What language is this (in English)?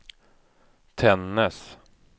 Swedish